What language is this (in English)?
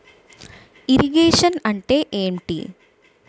Telugu